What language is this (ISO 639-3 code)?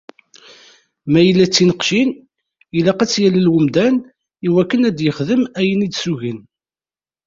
kab